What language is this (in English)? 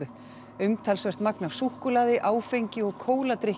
Icelandic